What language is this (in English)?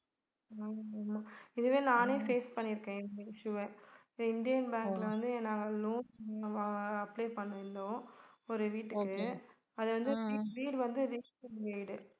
Tamil